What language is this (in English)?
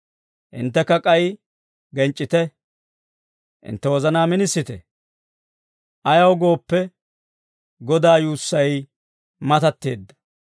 Dawro